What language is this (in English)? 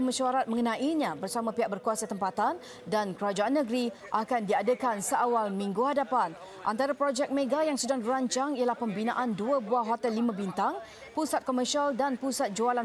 Malay